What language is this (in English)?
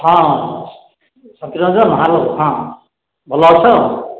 Odia